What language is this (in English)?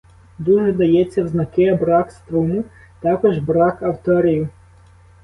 Ukrainian